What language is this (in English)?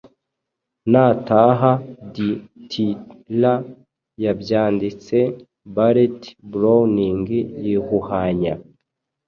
Kinyarwanda